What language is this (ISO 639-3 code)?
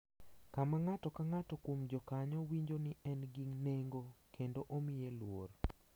luo